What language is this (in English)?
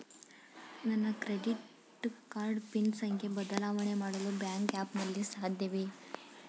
Kannada